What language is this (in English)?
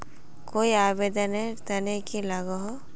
Magahi